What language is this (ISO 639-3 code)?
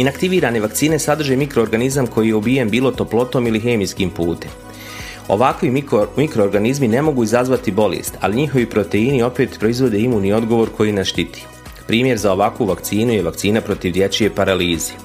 hrv